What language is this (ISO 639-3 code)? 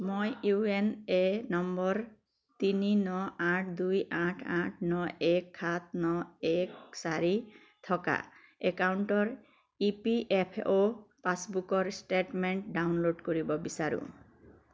asm